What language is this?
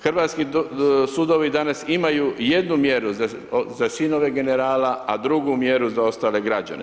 Croatian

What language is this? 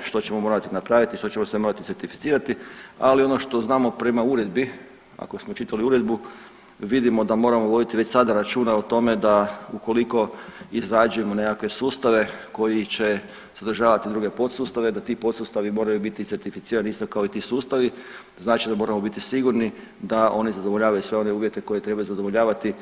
Croatian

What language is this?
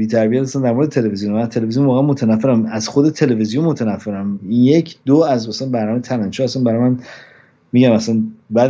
Persian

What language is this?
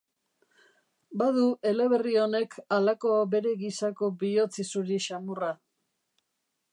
Basque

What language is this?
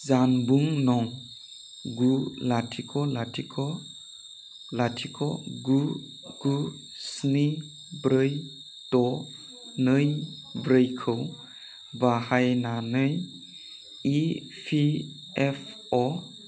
Bodo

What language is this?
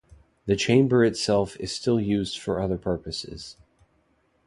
English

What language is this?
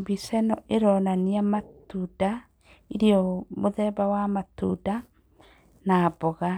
Kikuyu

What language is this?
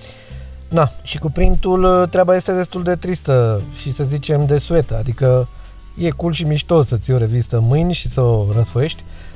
Romanian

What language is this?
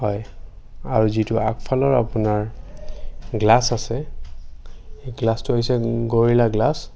Assamese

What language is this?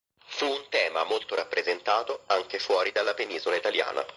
Italian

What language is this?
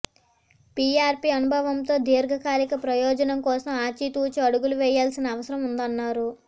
Telugu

